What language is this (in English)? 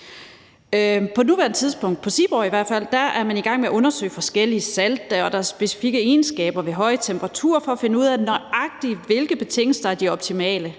Danish